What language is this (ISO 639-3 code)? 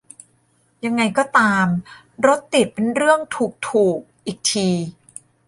tha